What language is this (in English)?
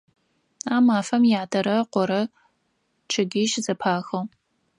Adyghe